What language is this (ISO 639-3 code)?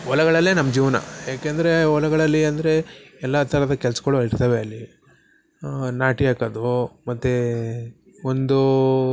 kan